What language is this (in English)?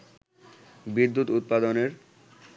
Bangla